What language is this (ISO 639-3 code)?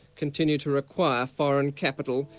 eng